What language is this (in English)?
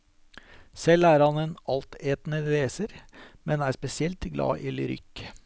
Norwegian